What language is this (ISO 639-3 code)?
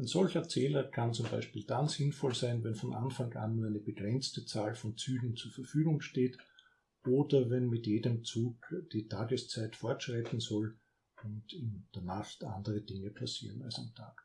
deu